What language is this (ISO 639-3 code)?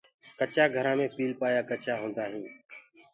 ggg